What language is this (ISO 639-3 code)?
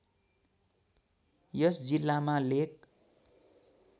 nep